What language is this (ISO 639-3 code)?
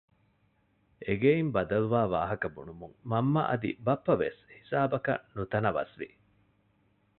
div